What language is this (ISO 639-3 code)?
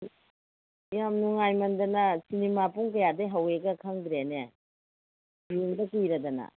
mni